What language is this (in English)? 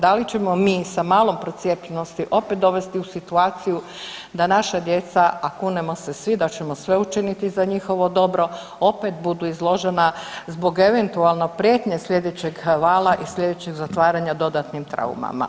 Croatian